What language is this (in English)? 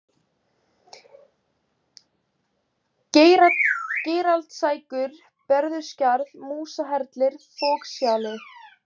Icelandic